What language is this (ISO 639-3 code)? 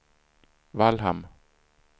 swe